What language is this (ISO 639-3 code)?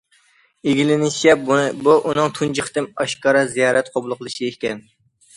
uig